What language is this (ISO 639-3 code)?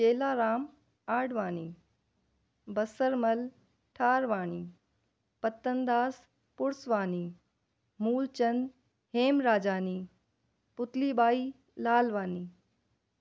snd